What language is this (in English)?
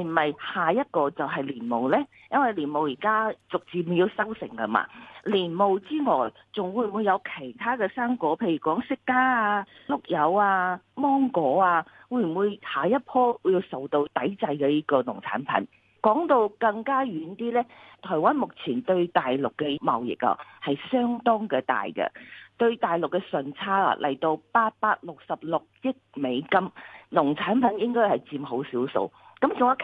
Chinese